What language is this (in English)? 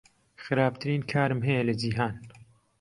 Central Kurdish